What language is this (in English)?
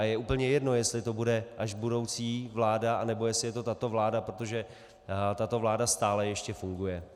Czech